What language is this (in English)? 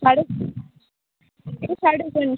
Dogri